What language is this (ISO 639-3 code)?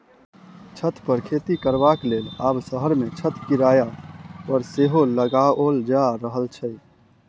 mai